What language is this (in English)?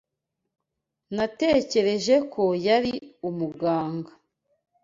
Kinyarwanda